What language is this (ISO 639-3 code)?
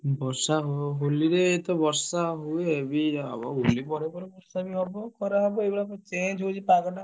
ori